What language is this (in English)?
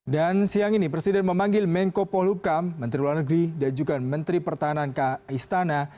Indonesian